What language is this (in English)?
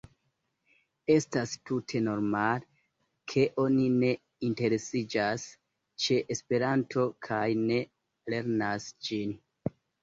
Esperanto